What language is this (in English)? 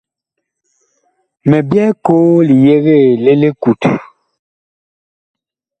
Bakoko